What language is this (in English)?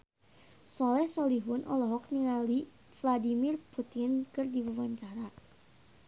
Sundanese